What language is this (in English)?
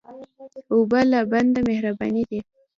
Pashto